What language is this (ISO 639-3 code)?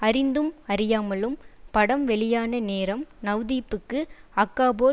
tam